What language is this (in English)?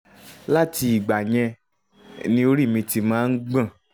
Yoruba